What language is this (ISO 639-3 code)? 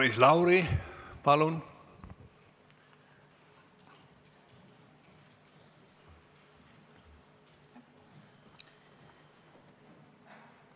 est